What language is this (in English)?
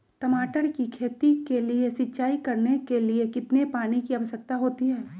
Magahi